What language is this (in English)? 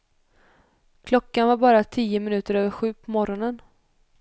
Swedish